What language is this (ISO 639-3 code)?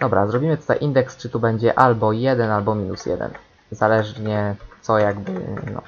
pol